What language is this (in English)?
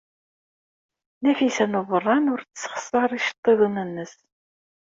Kabyle